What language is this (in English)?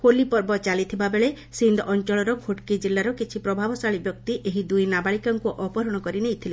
Odia